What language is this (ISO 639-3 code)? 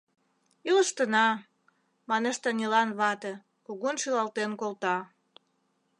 chm